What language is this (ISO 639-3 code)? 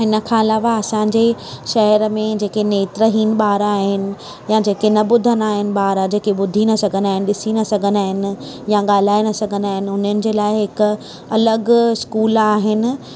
snd